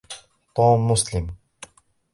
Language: Arabic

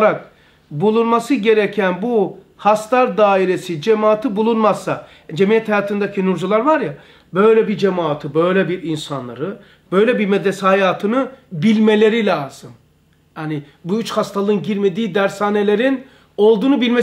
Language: Turkish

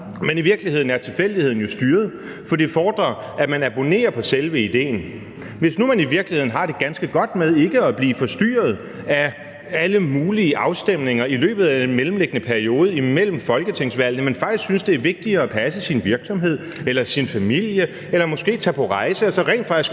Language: Danish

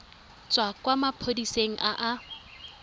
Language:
Tswana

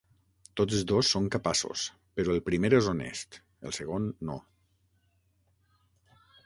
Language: Catalan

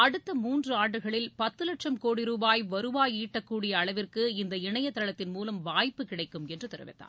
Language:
Tamil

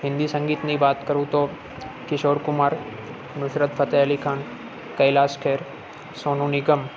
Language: Gujarati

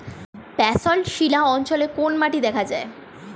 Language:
Bangla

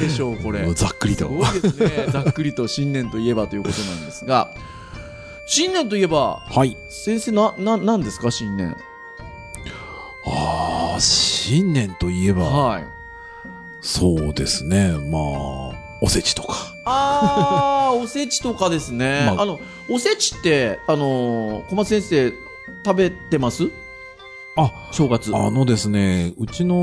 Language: Japanese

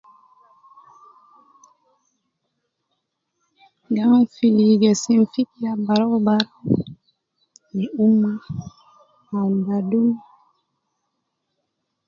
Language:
Nubi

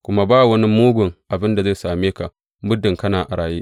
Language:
Hausa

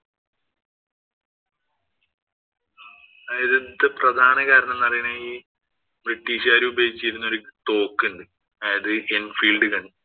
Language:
Malayalam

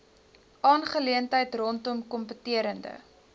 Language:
Afrikaans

